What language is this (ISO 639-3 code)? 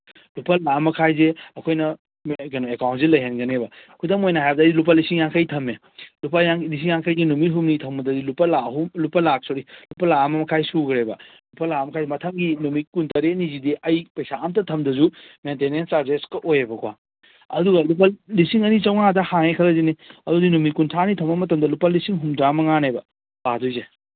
mni